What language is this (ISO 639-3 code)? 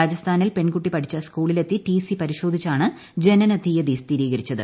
mal